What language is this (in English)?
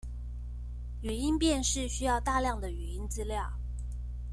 Chinese